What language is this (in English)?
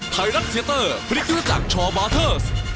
Thai